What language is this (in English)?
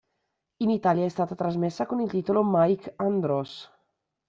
Italian